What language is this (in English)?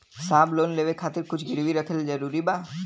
Bhojpuri